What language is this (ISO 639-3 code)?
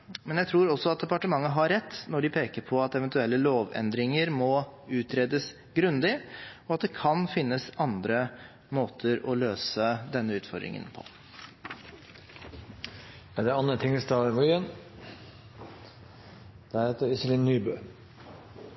nob